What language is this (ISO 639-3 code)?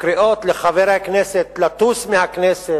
heb